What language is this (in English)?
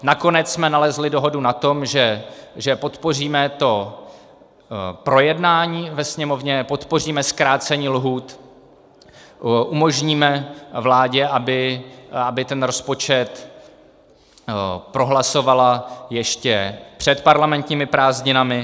Czech